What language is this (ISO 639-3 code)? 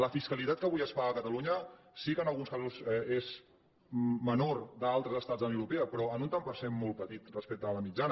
cat